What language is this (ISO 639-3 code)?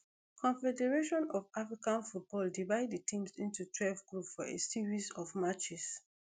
pcm